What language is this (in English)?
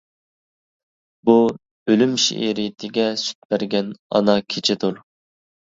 Uyghur